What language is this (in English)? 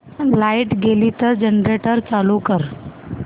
Marathi